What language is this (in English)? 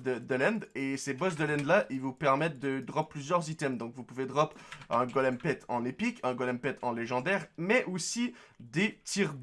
French